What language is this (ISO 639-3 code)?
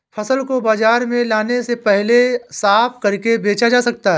hin